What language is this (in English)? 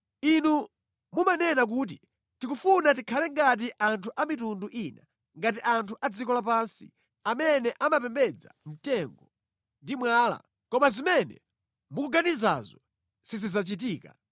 Nyanja